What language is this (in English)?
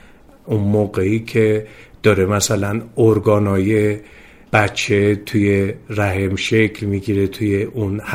Persian